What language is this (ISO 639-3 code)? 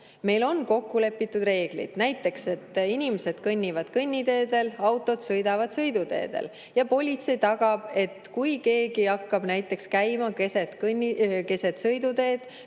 est